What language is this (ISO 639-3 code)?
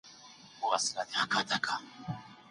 pus